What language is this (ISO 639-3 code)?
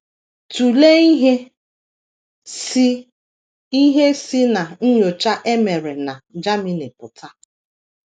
ibo